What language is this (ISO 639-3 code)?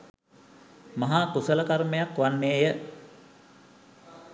sin